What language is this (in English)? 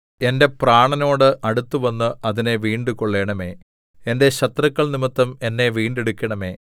Malayalam